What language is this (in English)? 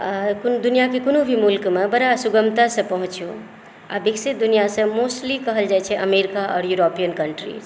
Maithili